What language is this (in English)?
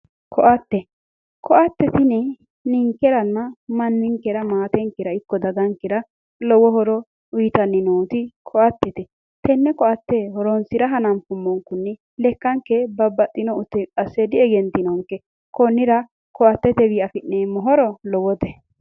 Sidamo